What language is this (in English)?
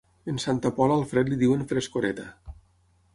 Catalan